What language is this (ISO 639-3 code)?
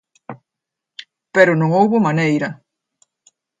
glg